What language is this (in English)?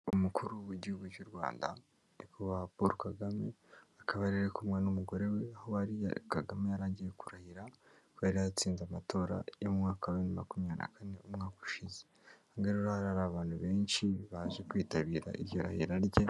Kinyarwanda